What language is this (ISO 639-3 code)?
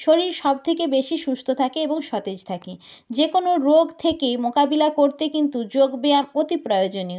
ben